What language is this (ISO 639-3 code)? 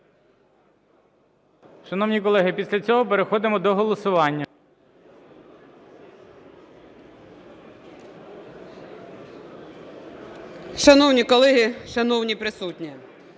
ukr